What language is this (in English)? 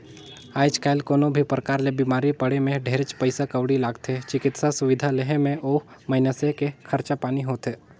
Chhattisgarhi